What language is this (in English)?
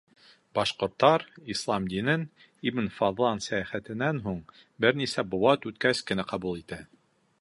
Bashkir